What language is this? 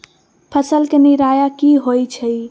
Magahi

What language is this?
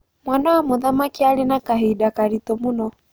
Kikuyu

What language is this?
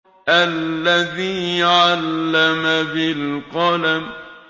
Arabic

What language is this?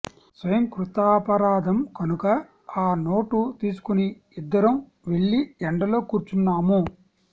Telugu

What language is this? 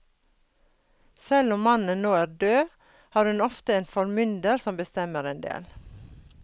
Norwegian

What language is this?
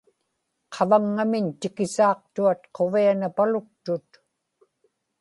Inupiaq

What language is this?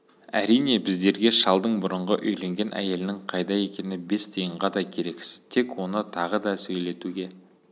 Kazakh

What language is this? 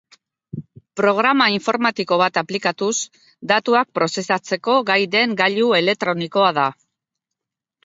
Basque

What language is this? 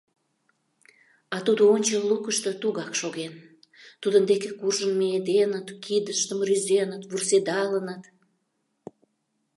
Mari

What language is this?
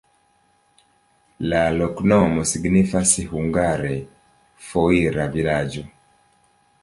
Esperanto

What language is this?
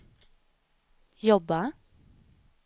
Swedish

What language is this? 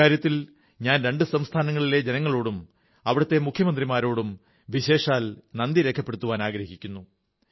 Malayalam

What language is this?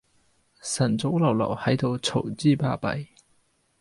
Cantonese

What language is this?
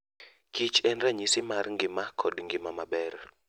Luo (Kenya and Tanzania)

